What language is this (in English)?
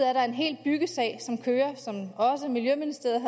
Danish